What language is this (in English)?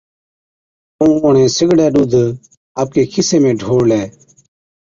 Od